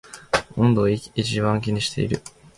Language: Japanese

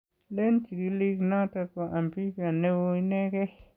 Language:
Kalenjin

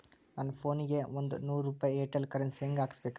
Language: Kannada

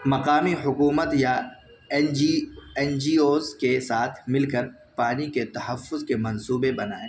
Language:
Urdu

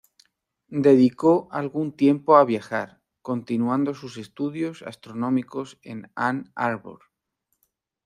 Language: Spanish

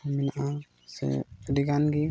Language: Santali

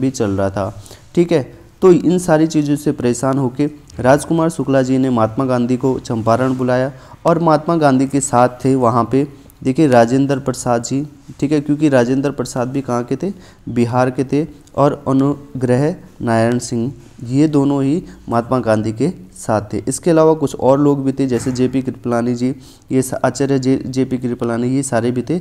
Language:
Hindi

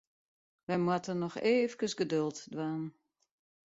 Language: Western Frisian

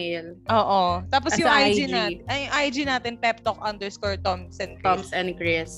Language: Filipino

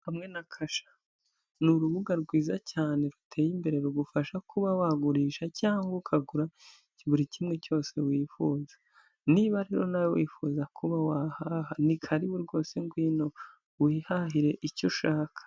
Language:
Kinyarwanda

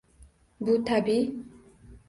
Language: Uzbek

